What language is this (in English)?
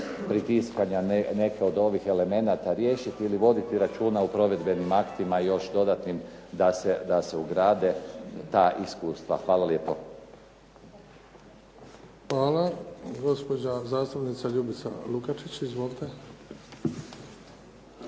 Croatian